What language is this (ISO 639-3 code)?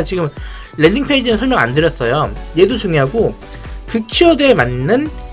kor